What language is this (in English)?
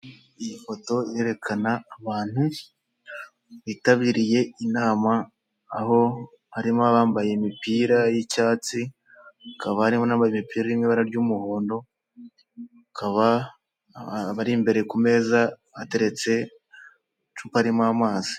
Kinyarwanda